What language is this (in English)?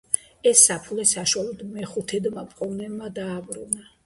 Georgian